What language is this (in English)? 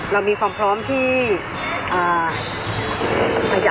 Thai